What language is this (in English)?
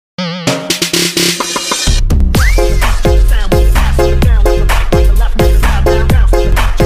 English